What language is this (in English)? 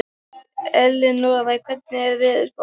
Icelandic